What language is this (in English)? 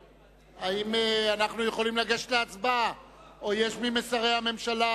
Hebrew